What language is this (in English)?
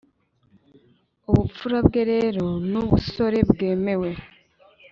Kinyarwanda